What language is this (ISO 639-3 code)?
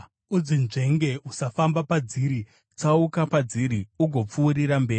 sna